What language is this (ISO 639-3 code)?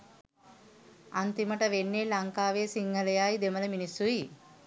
sin